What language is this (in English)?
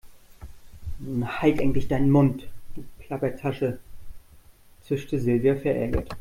German